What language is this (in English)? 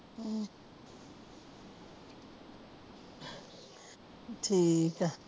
Punjabi